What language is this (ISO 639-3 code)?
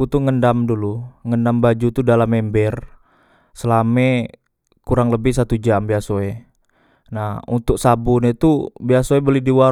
mui